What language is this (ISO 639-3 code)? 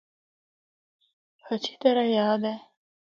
hno